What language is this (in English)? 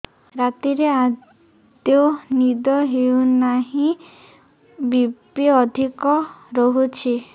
Odia